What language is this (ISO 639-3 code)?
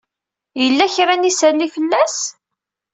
kab